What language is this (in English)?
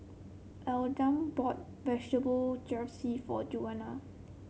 English